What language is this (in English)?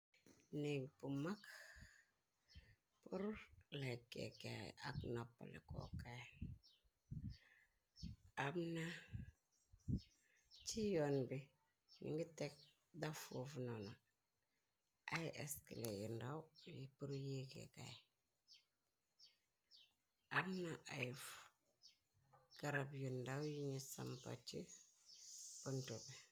Wolof